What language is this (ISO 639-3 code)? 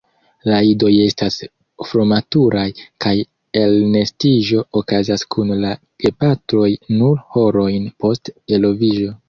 epo